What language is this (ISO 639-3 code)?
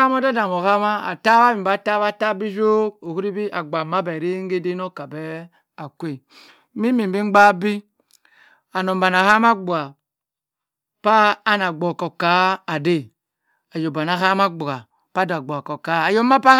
mfn